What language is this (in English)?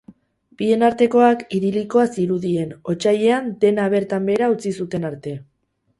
Basque